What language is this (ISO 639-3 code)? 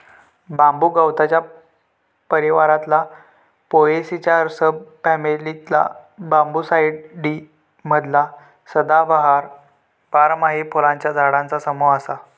mar